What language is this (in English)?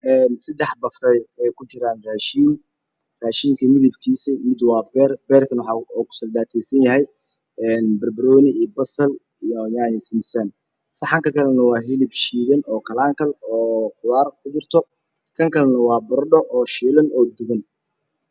Somali